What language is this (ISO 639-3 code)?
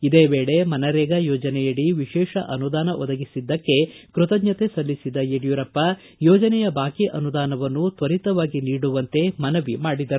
kan